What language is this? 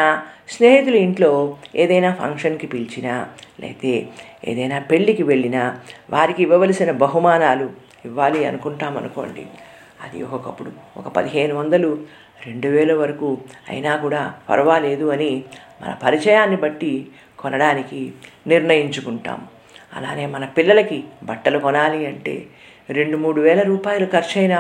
Telugu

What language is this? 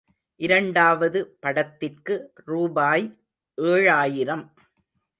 Tamil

